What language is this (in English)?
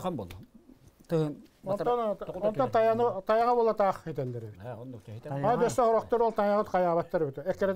Turkish